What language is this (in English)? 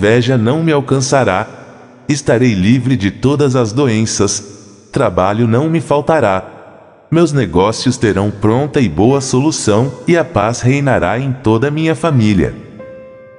Portuguese